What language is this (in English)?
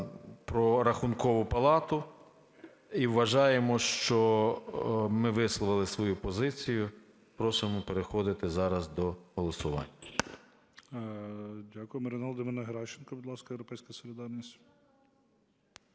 Ukrainian